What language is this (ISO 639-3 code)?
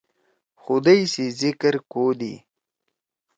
trw